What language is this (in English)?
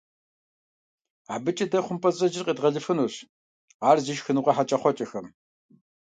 Kabardian